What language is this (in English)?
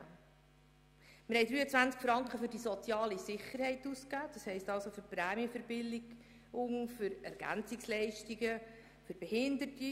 Swiss German